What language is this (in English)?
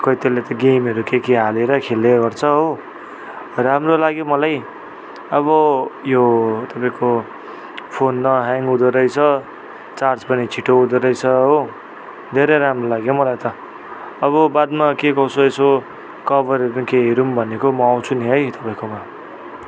Nepali